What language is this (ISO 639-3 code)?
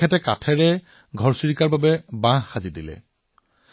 asm